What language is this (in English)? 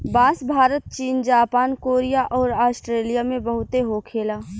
Bhojpuri